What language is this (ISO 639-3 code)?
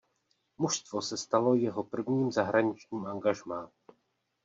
ces